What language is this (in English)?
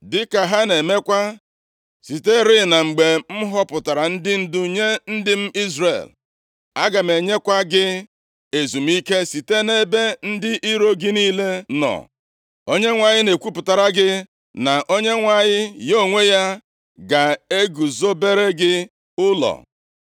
Igbo